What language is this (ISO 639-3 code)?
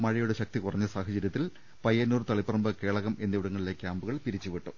mal